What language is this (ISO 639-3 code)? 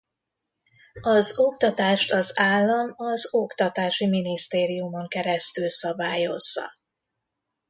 hun